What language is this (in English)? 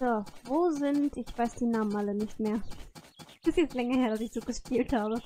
German